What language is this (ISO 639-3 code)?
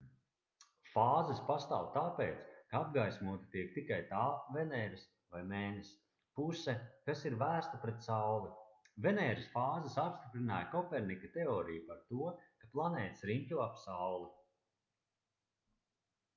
lav